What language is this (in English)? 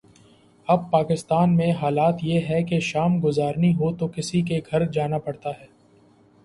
Urdu